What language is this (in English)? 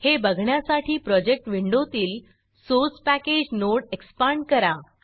Marathi